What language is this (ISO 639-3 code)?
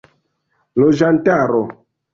epo